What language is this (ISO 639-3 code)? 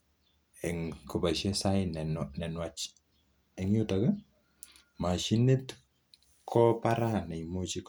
kln